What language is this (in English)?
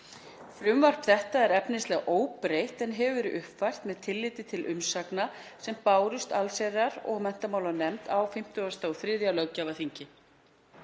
Icelandic